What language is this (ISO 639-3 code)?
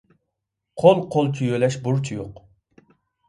uig